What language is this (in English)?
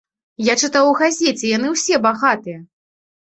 Belarusian